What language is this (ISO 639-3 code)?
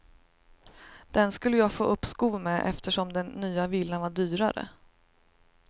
swe